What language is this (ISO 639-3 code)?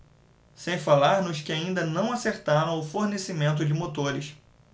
por